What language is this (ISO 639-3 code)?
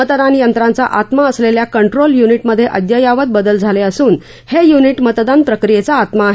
mar